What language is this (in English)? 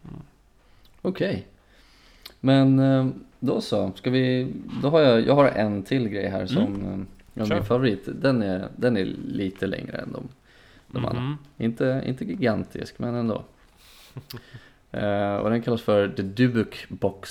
Swedish